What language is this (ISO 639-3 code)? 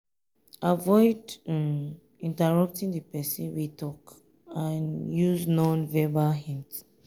pcm